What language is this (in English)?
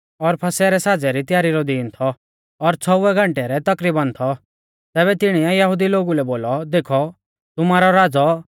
Mahasu Pahari